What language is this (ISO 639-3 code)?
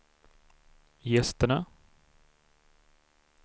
swe